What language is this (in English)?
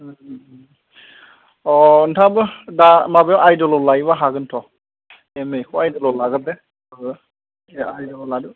Bodo